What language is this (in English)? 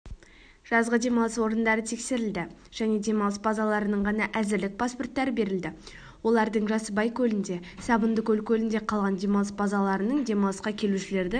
Kazakh